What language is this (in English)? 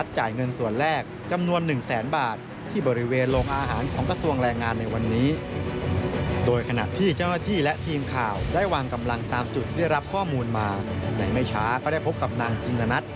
Thai